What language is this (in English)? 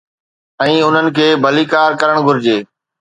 Sindhi